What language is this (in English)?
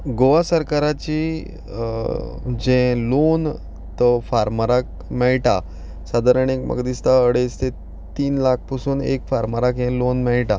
Konkani